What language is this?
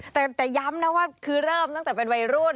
Thai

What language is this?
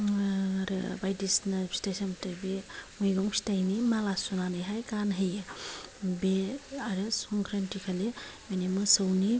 Bodo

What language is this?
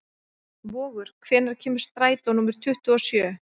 Icelandic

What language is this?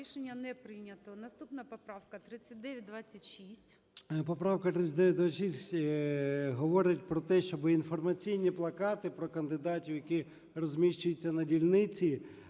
Ukrainian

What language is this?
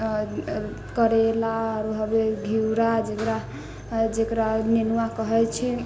Maithili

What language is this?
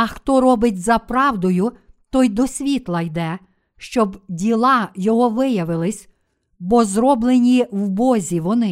Ukrainian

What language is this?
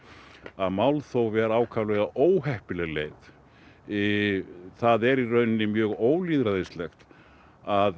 Icelandic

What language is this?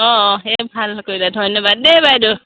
Assamese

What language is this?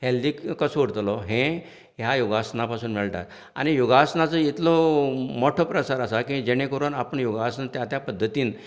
Konkani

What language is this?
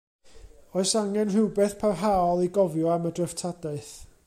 Welsh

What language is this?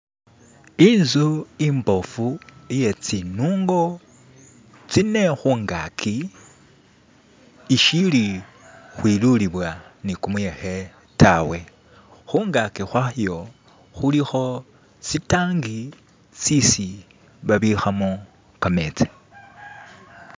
Masaaba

